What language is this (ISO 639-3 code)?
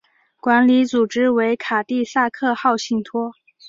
zho